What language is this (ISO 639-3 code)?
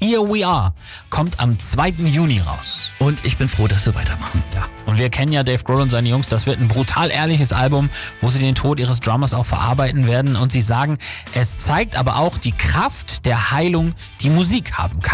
deu